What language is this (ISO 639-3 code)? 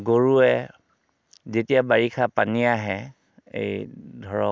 asm